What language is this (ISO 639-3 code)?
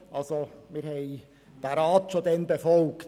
gsw